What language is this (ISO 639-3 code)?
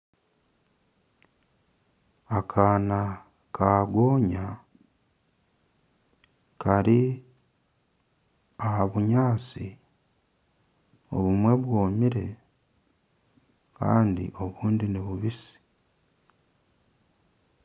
nyn